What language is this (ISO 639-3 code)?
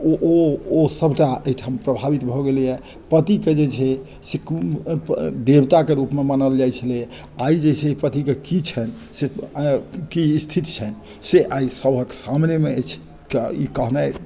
mai